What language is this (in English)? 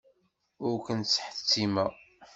Kabyle